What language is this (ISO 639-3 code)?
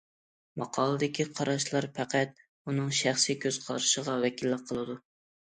uig